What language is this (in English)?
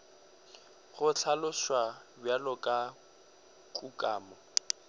Northern Sotho